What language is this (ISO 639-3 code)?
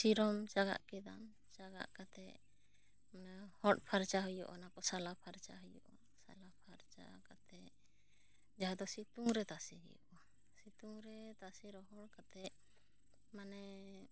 sat